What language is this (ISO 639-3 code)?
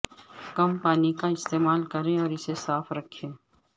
urd